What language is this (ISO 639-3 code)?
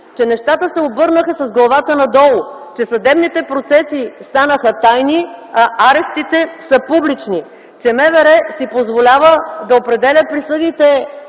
bul